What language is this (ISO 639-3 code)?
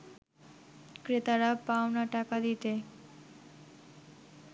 ben